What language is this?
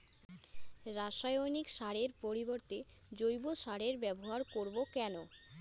Bangla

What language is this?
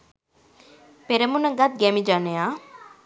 Sinhala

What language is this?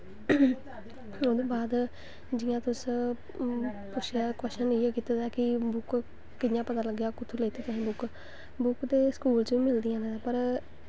Dogri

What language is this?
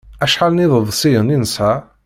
Kabyle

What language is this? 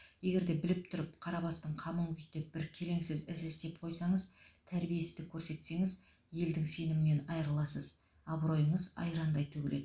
Kazakh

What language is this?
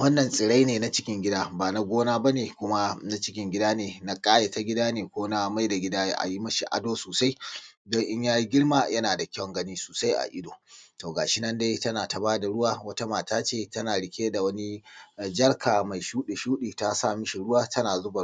Hausa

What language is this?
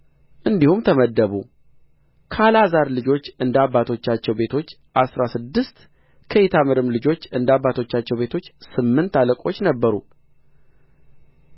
Amharic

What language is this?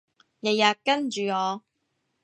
Cantonese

